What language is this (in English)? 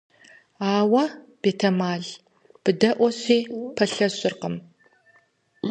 Kabardian